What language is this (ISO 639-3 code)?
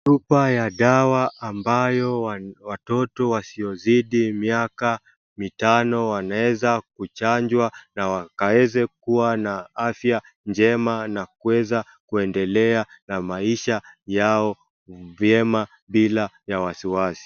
swa